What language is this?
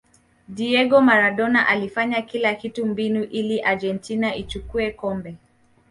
Swahili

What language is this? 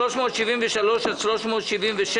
Hebrew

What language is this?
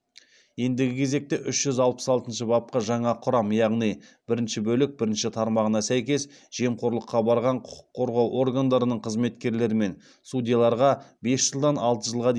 Kazakh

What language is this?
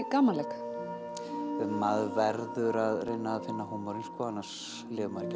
Icelandic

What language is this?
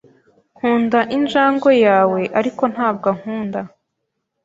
Kinyarwanda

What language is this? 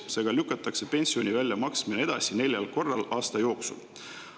Estonian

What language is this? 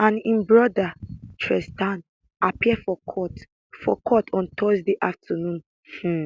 Nigerian Pidgin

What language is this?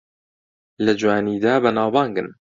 Central Kurdish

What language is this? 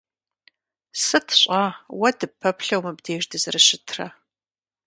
Kabardian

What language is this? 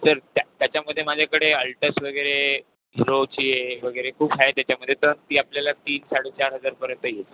Marathi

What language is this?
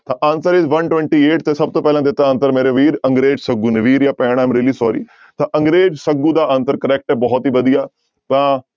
Punjabi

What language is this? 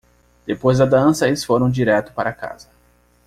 Portuguese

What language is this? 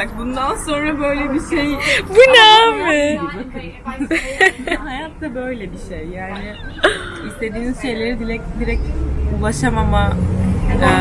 Turkish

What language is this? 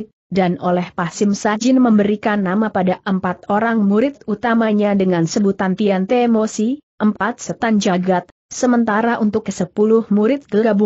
Indonesian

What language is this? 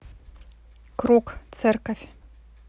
Russian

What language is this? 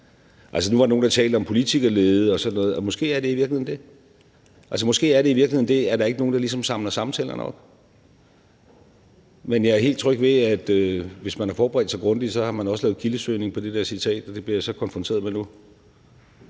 Danish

